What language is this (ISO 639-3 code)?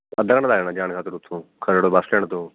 pan